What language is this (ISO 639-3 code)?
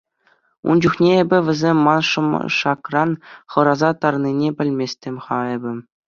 chv